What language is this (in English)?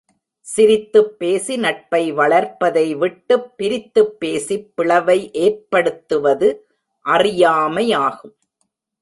Tamil